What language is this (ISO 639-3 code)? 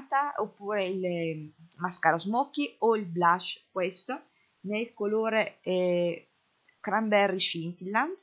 ita